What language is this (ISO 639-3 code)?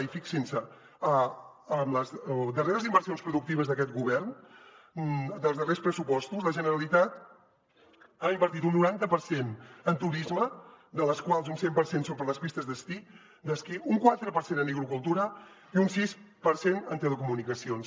cat